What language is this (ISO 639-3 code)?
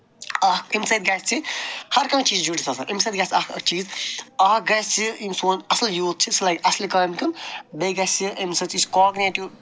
kas